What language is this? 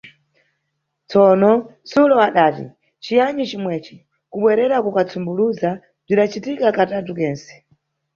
Nyungwe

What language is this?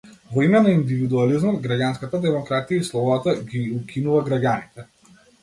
Macedonian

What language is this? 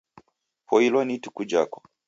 Taita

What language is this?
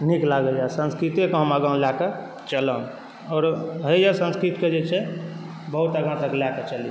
Maithili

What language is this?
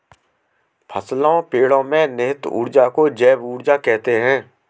Hindi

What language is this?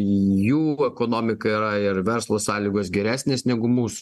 Lithuanian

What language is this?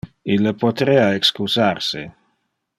Interlingua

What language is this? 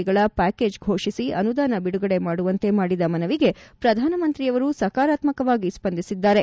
Kannada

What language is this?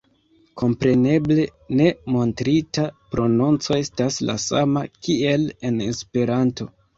Esperanto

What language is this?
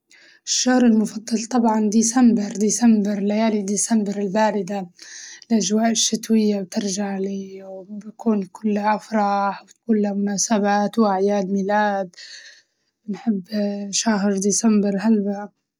Libyan Arabic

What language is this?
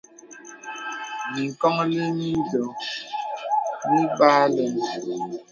Bebele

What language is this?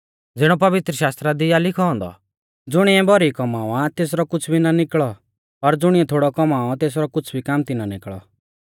Mahasu Pahari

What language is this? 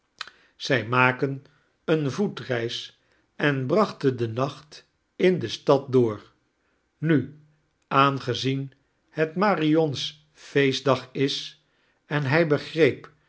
Dutch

